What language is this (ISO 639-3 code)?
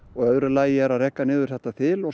isl